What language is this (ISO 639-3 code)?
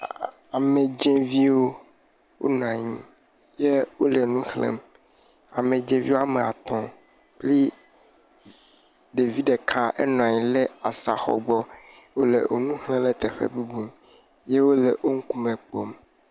ewe